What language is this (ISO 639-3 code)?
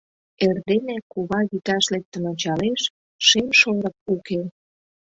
chm